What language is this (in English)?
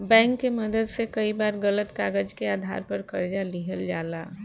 Bhojpuri